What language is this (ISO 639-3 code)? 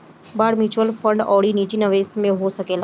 bho